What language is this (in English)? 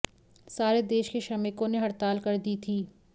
Hindi